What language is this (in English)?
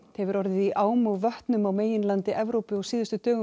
Icelandic